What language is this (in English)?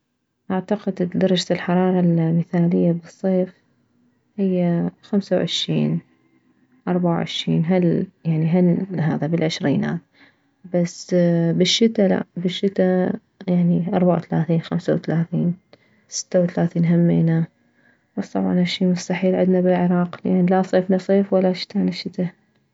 Mesopotamian Arabic